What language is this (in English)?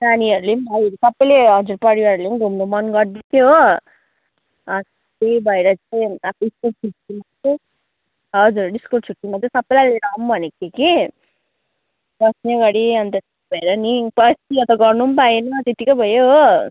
Nepali